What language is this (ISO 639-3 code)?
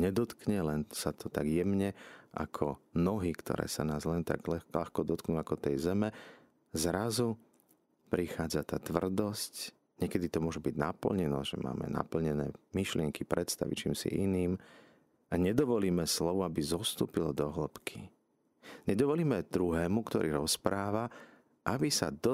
slk